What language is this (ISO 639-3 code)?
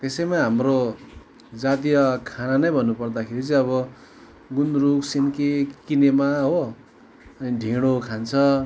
nep